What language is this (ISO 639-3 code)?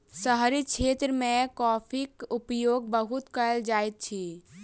mai